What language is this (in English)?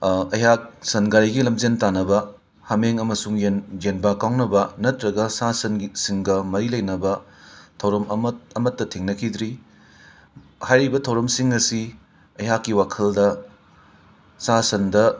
Manipuri